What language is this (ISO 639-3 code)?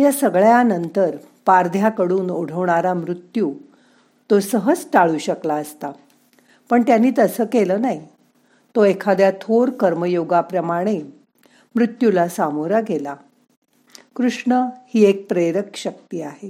mar